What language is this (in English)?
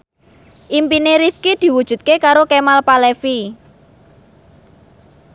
Javanese